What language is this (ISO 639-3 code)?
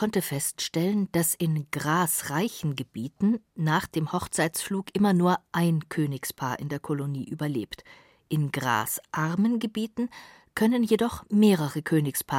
deu